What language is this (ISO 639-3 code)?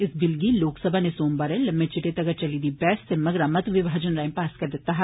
doi